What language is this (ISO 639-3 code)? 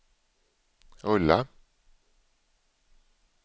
swe